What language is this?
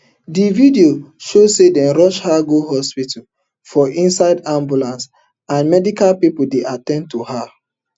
Nigerian Pidgin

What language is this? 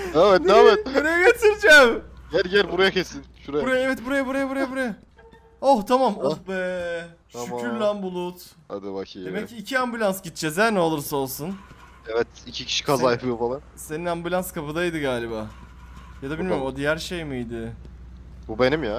Turkish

